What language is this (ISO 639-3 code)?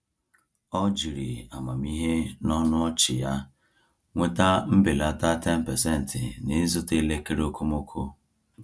ibo